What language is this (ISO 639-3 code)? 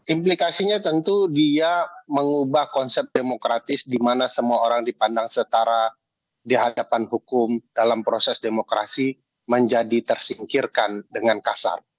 ind